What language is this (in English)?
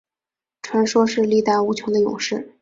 Chinese